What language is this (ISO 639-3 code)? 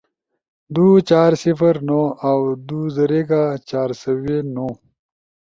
ush